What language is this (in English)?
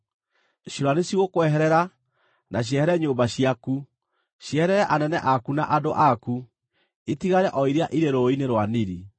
Kikuyu